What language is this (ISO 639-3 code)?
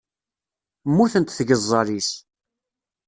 kab